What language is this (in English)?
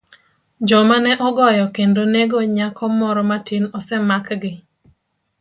Luo (Kenya and Tanzania)